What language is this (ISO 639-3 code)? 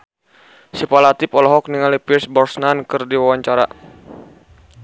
sun